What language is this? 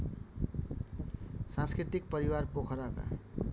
Nepali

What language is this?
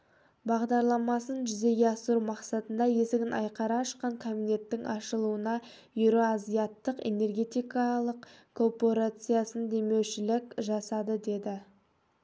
Kazakh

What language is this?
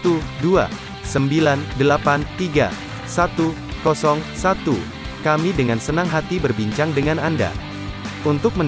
Indonesian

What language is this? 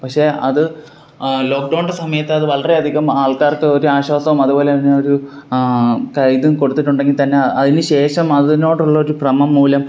Malayalam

